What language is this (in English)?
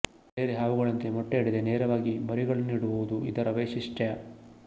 Kannada